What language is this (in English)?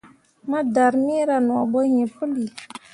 Mundang